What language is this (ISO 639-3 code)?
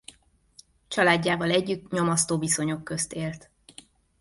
hun